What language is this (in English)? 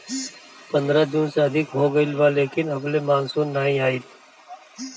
Bhojpuri